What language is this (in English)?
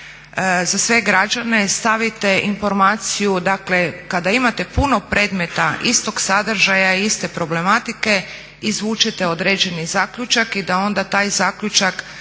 Croatian